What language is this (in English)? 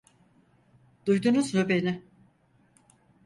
Turkish